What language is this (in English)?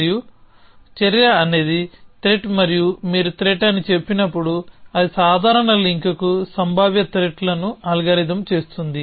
Telugu